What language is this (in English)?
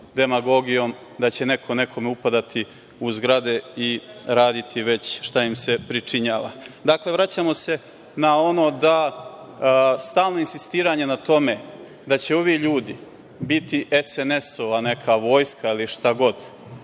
Serbian